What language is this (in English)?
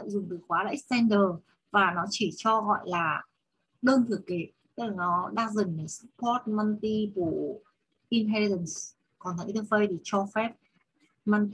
Vietnamese